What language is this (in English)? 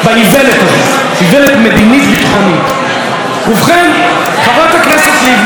Hebrew